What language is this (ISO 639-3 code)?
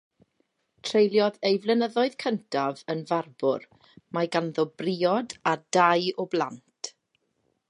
cym